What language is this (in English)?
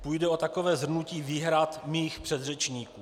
Czech